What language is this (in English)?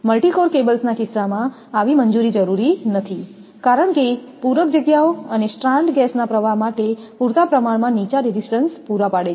Gujarati